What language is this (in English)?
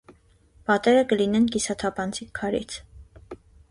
Armenian